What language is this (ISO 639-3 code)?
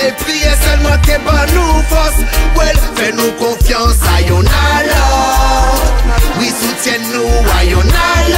tha